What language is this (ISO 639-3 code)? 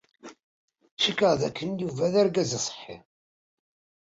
kab